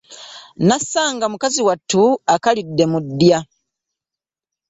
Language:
Ganda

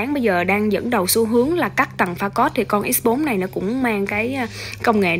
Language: Vietnamese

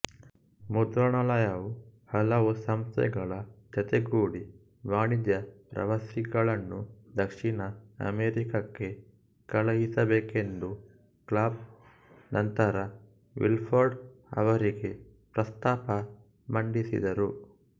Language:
Kannada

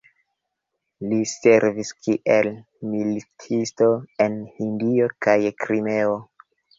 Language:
Esperanto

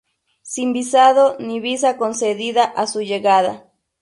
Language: Spanish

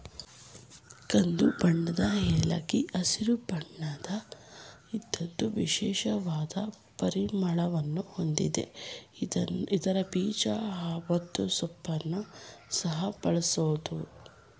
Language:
Kannada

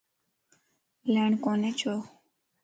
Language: Lasi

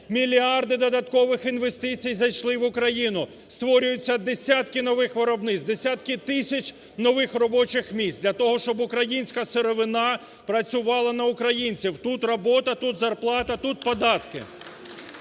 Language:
Ukrainian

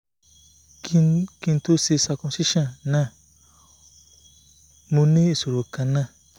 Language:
Yoruba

